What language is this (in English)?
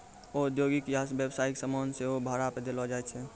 Maithili